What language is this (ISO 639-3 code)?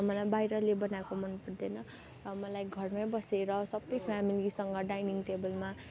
nep